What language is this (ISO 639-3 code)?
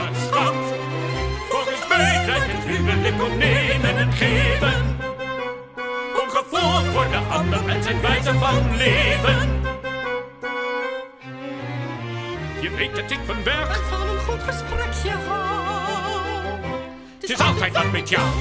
nld